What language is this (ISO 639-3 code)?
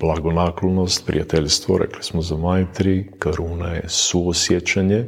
hrv